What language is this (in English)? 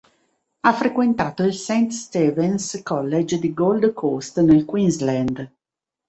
Italian